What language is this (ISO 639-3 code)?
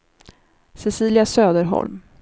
swe